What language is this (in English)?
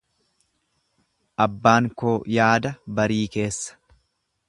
Oromo